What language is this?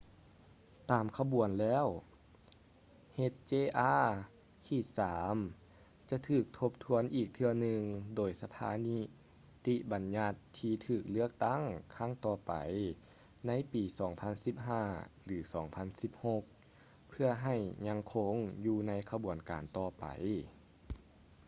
Lao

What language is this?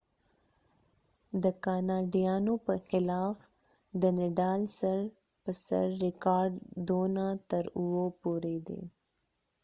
Pashto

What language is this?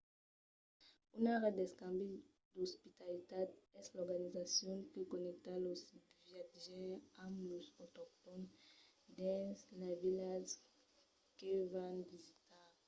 Occitan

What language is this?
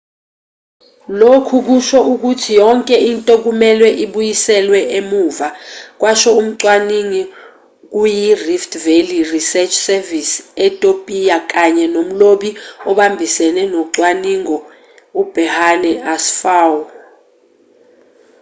Zulu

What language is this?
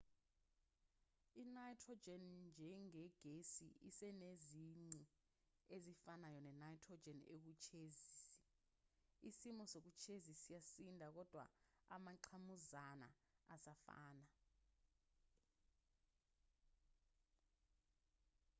Zulu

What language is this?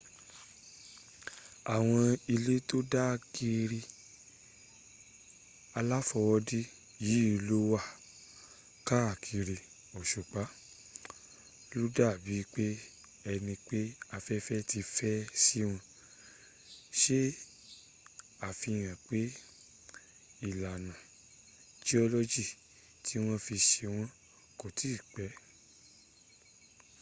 Yoruba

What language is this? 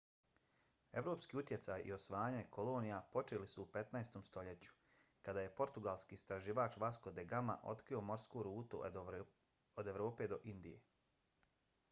Bosnian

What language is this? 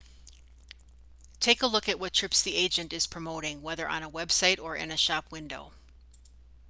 English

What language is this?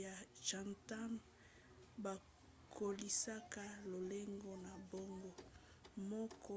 Lingala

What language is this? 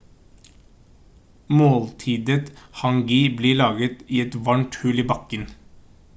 Norwegian Bokmål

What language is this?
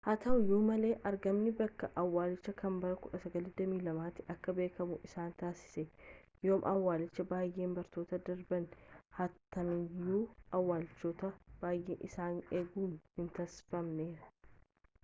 Oromo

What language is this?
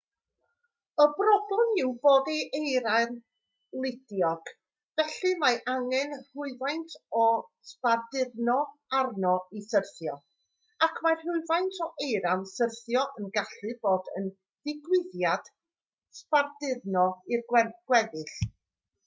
Welsh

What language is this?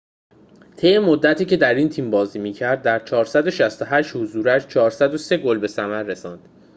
Persian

